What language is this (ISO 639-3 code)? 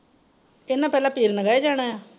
pan